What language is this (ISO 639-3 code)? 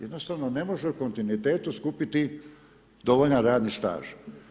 hrv